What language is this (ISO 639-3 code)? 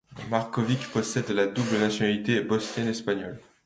fra